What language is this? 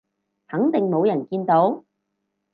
Cantonese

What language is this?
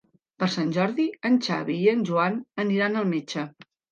Catalan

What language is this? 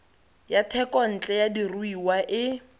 Tswana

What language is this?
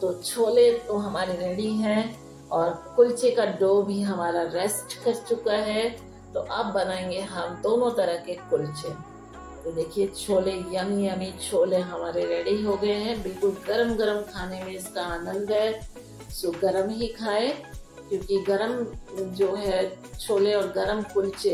Hindi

